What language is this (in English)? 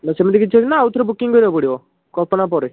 Odia